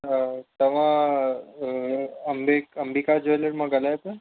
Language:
Sindhi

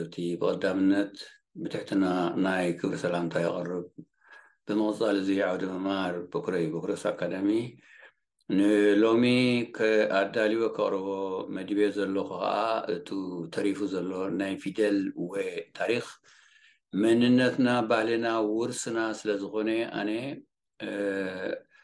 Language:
Arabic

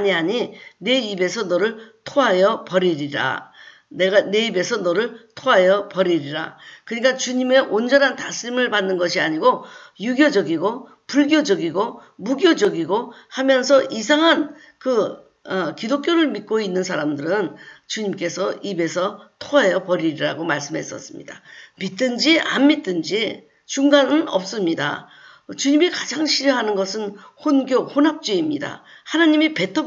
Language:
Korean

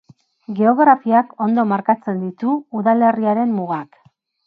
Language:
Basque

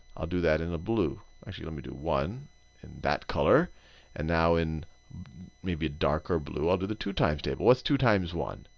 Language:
English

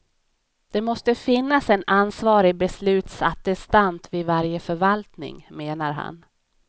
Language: Swedish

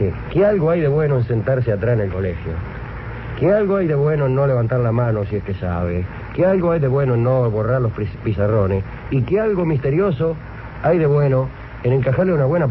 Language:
Spanish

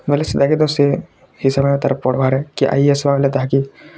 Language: Odia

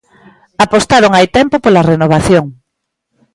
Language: Galician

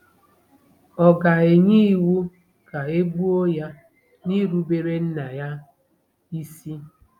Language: Igbo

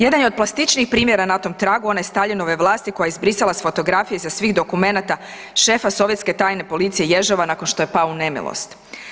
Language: Croatian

